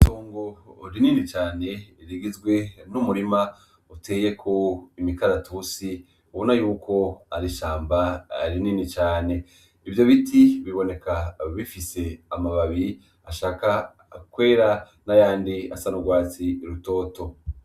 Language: Rundi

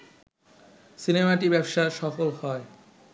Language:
Bangla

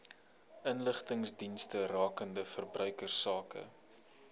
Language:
Afrikaans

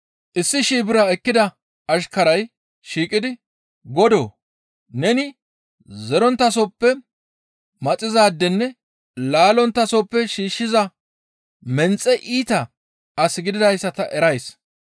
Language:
Gamo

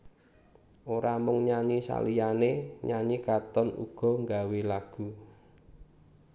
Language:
Javanese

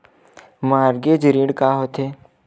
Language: Chhattisgarhi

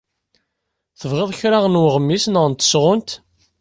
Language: Kabyle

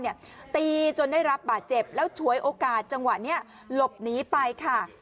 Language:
Thai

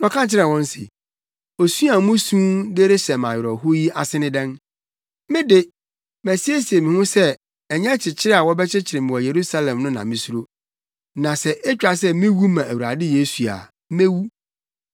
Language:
Akan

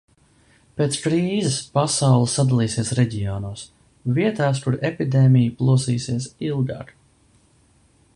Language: Latvian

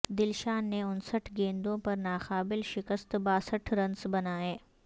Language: Urdu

